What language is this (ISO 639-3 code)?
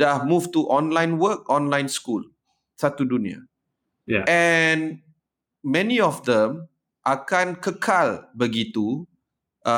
msa